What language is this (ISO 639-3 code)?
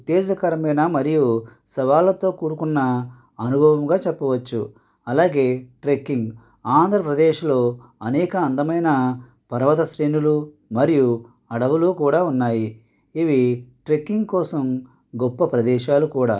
tel